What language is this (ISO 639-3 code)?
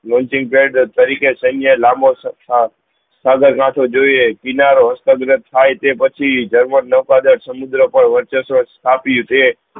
guj